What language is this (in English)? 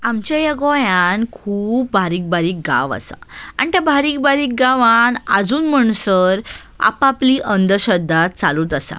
Konkani